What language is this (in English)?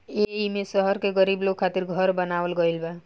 Bhojpuri